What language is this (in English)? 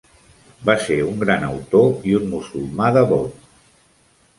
Catalan